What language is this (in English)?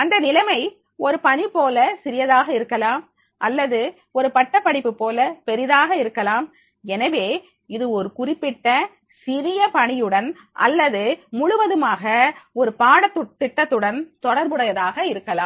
Tamil